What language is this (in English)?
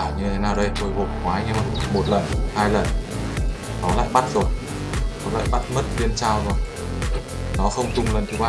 Vietnamese